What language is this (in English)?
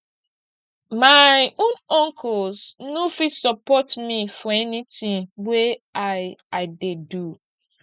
Nigerian Pidgin